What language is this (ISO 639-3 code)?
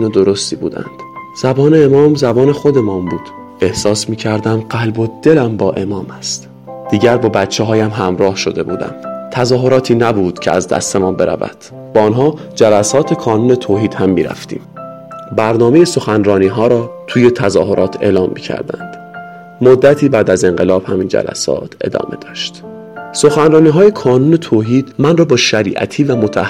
fas